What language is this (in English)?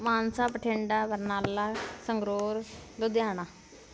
Punjabi